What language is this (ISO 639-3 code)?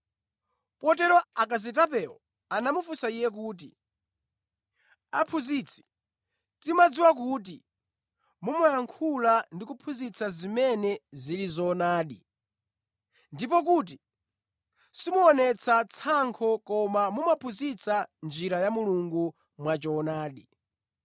nya